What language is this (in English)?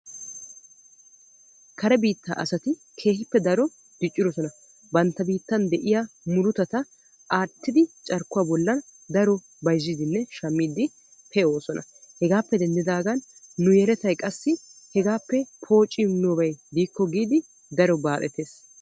Wolaytta